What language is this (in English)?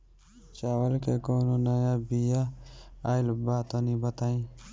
Bhojpuri